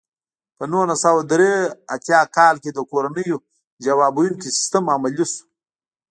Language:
Pashto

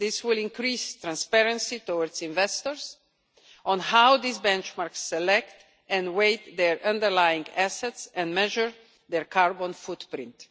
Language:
English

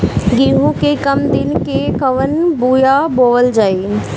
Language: Bhojpuri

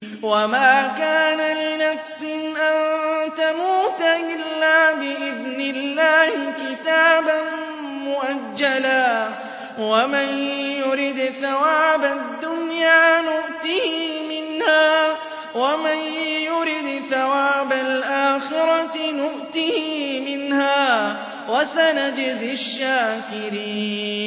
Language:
Arabic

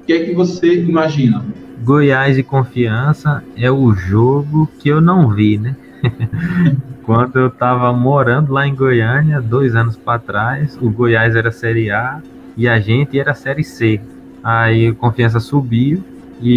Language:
Portuguese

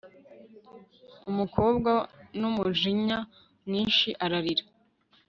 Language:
Kinyarwanda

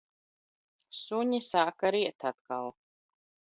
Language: Latvian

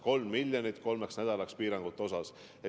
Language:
Estonian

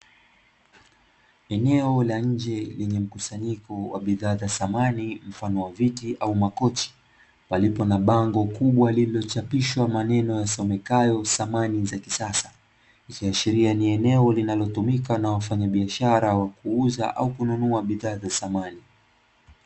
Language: Swahili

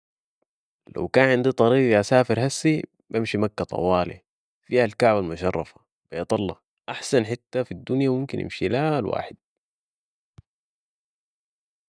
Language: Sudanese Arabic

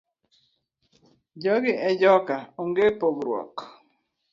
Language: Luo (Kenya and Tanzania)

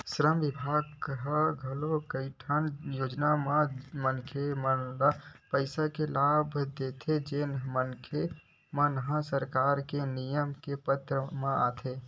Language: Chhattisgarhi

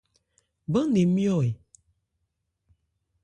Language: Ebrié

